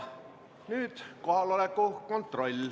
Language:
Estonian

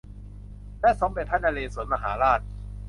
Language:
Thai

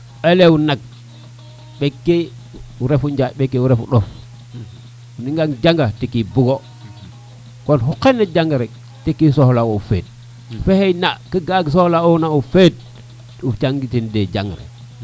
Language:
Serer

